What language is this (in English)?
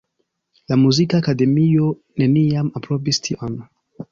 Esperanto